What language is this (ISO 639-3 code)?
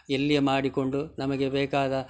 kan